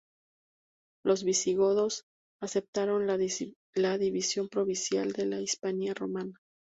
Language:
Spanish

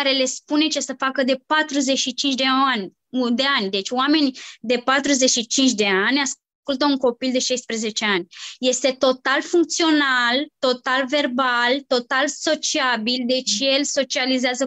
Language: Romanian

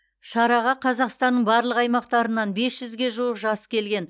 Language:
Kazakh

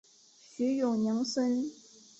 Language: Chinese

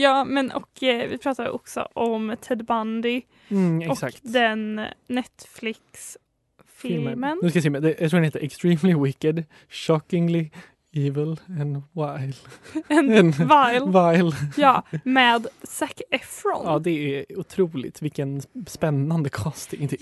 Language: Swedish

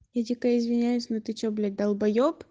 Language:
Russian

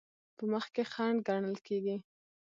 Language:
Pashto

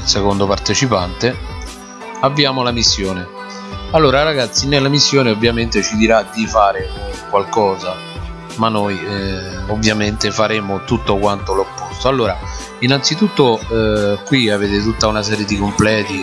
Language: Italian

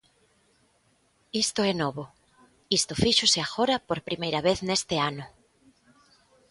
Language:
Galician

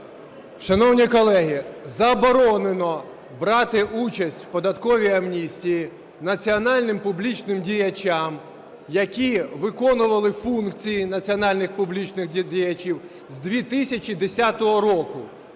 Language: Ukrainian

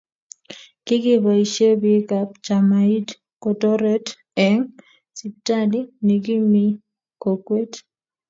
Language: Kalenjin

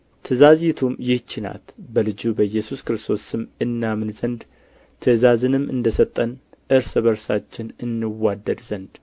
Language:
Amharic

